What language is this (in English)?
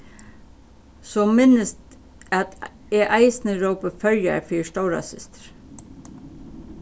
Faroese